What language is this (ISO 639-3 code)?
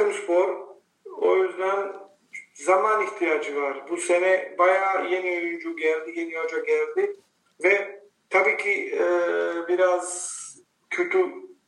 tur